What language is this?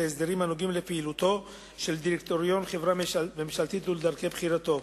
Hebrew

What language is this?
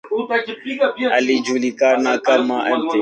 Swahili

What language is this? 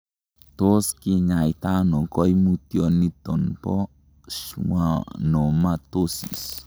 Kalenjin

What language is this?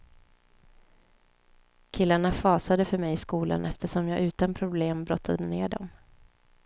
Swedish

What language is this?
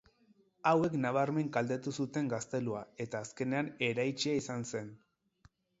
Basque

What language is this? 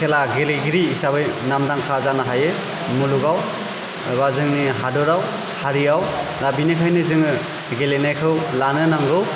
Bodo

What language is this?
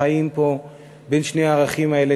Hebrew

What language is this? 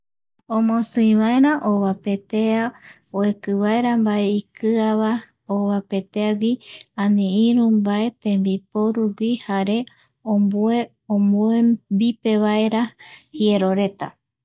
Eastern Bolivian Guaraní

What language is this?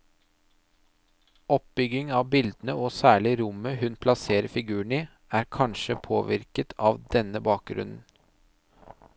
Norwegian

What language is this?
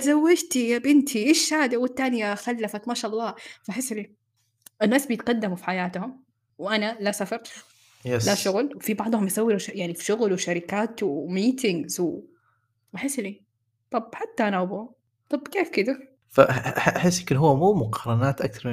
Arabic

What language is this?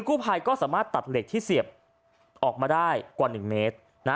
Thai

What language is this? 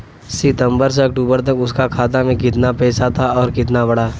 Bhojpuri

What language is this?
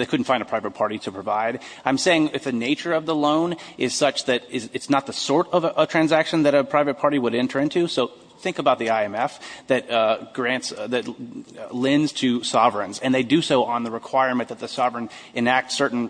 English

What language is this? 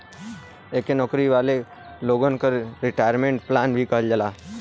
Bhojpuri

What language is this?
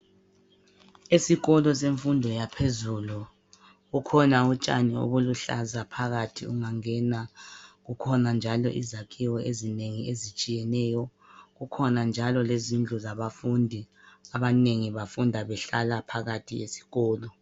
North Ndebele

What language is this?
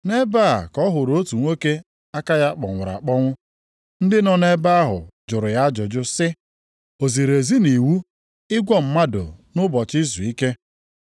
Igbo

